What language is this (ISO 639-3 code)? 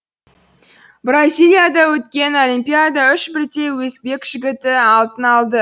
kaz